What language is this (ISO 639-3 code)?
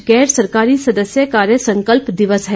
hin